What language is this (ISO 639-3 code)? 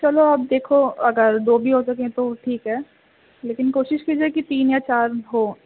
urd